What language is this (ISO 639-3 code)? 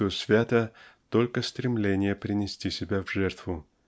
rus